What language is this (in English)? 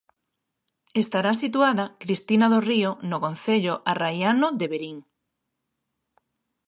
Galician